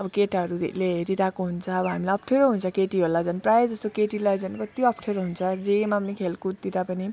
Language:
Nepali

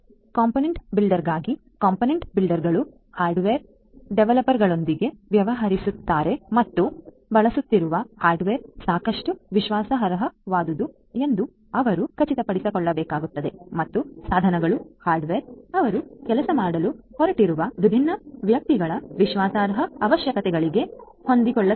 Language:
Kannada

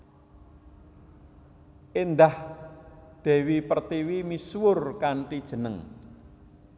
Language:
Javanese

